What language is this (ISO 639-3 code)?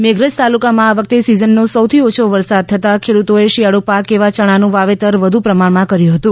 guj